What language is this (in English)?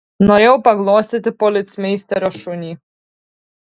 Lithuanian